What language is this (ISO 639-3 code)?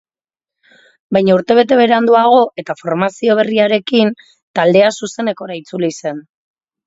eus